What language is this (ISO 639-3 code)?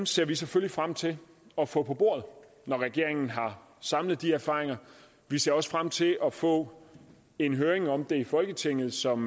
dan